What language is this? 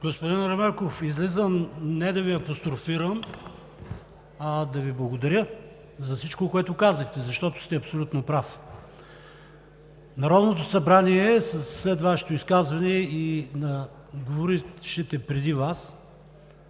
Bulgarian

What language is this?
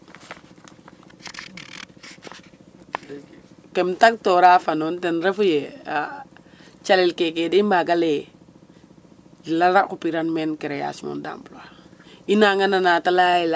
Serer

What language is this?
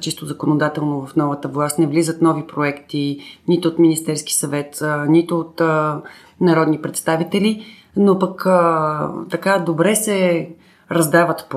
Bulgarian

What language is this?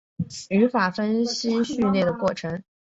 Chinese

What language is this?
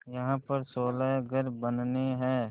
Hindi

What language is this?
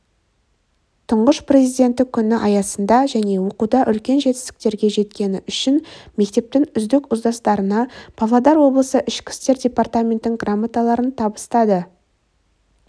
Kazakh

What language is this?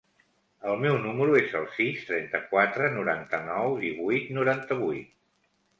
Catalan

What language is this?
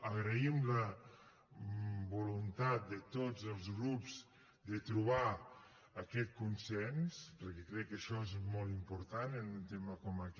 Catalan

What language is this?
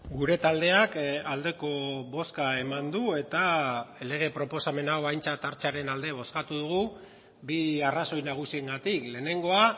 Basque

